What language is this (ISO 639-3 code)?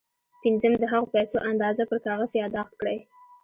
pus